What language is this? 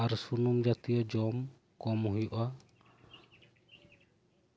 Santali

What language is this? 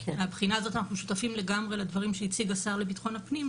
Hebrew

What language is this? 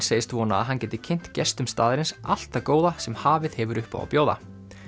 Icelandic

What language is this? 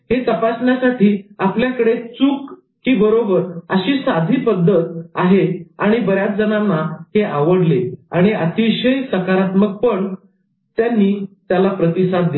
Marathi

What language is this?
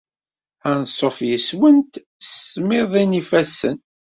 Kabyle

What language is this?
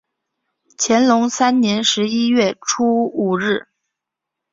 Chinese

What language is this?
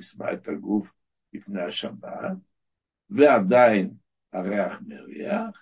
Hebrew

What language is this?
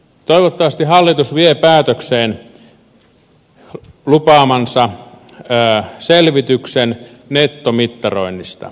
Finnish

